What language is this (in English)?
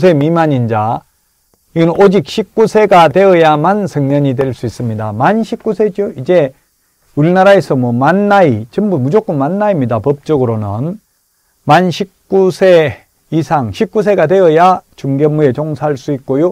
Korean